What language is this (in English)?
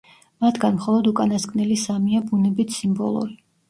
Georgian